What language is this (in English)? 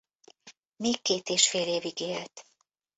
Hungarian